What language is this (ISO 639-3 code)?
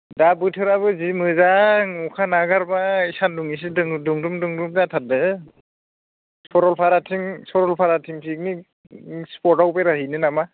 brx